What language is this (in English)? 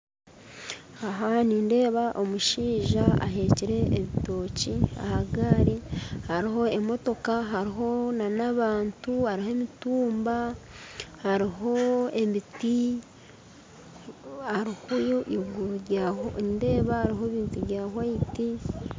Nyankole